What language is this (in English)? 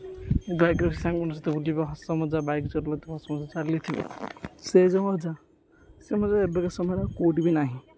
Odia